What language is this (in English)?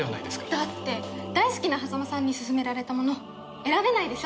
Japanese